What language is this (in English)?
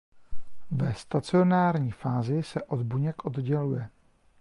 Czech